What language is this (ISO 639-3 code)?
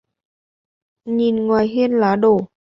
vie